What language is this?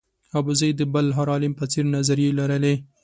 Pashto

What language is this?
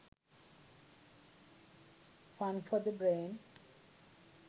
Sinhala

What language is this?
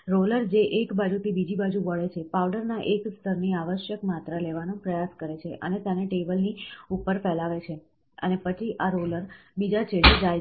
Gujarati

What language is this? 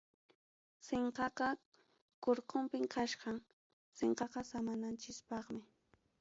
Ayacucho Quechua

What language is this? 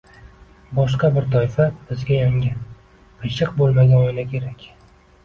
Uzbek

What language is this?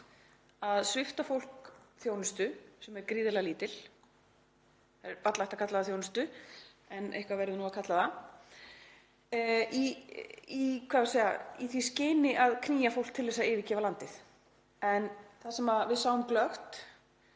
Icelandic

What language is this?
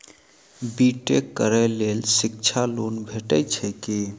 Maithili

